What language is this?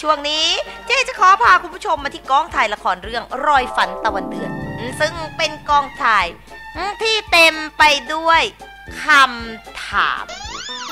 Thai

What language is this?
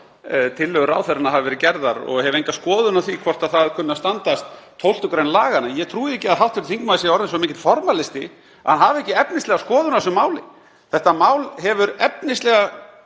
Icelandic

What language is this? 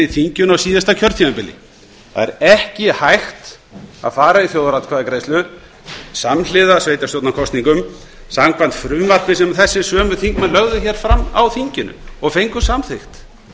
Icelandic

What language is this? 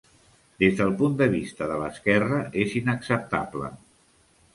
Catalan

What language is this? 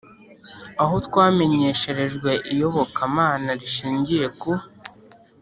Kinyarwanda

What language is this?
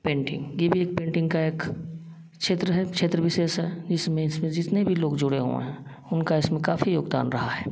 Hindi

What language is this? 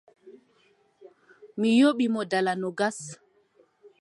Adamawa Fulfulde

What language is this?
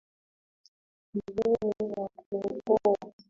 Swahili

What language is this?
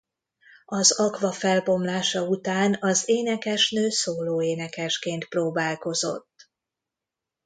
Hungarian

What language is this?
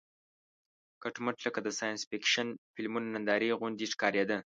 Pashto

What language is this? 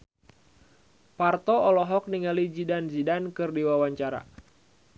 Sundanese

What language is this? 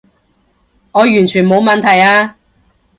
Cantonese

